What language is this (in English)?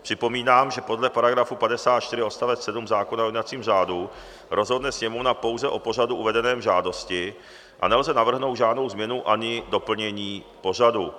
Czech